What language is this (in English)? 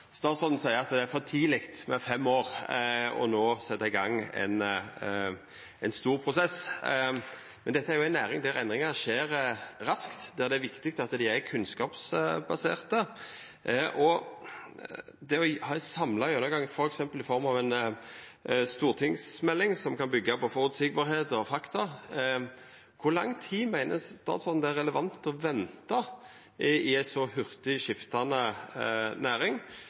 Norwegian Nynorsk